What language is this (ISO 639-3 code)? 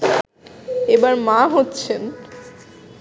ben